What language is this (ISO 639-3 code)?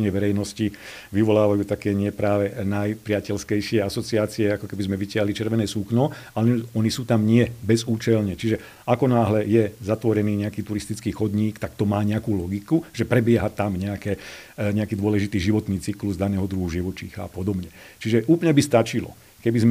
slk